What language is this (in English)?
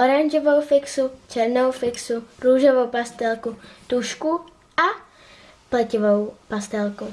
Czech